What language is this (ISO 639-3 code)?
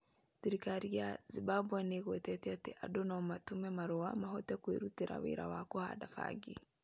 kik